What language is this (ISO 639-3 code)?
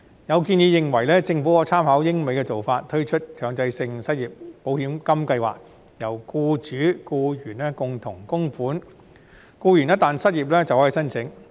yue